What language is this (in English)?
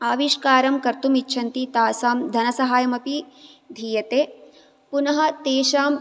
Sanskrit